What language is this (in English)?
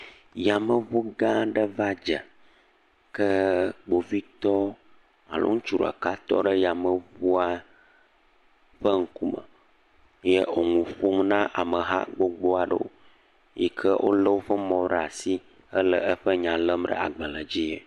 Ewe